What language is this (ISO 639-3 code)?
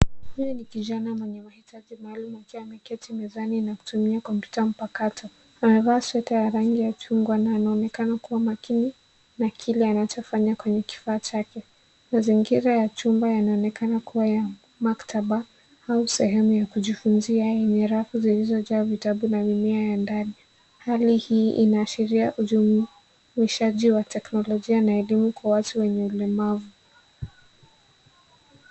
swa